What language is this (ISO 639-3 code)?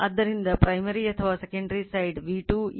kan